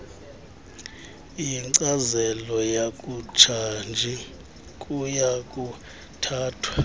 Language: Xhosa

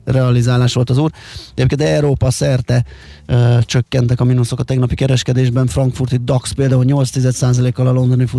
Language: Hungarian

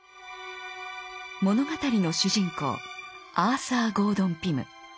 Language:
Japanese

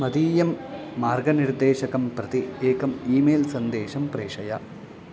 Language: Sanskrit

